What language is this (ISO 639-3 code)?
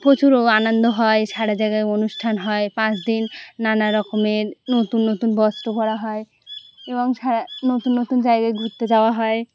ben